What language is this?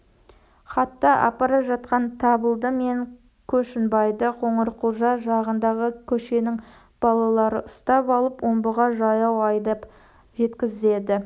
Kazakh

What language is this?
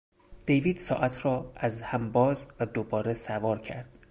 Persian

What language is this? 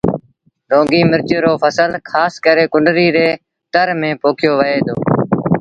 Sindhi Bhil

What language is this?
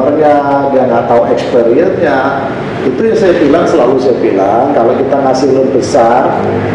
Indonesian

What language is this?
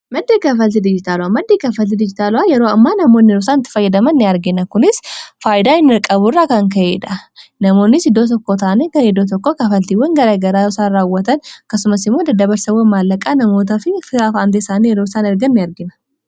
Oromo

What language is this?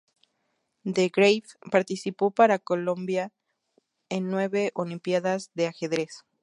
Spanish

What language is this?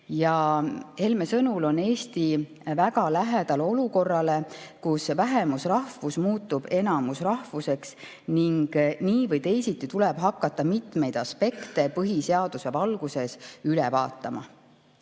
Estonian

